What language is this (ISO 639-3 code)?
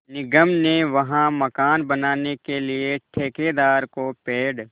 hin